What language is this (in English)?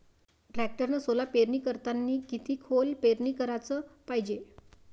Marathi